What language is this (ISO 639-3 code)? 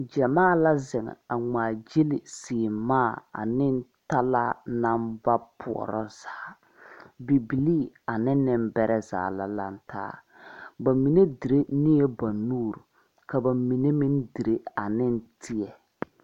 dga